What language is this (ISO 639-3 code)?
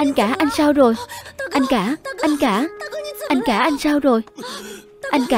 vie